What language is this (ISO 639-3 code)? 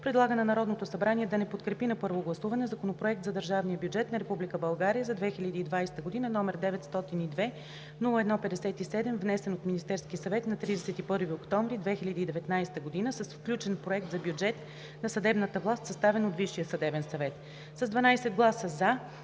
bul